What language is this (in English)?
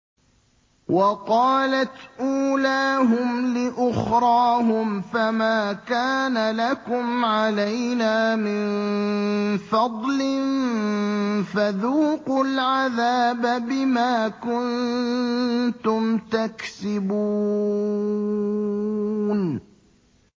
Arabic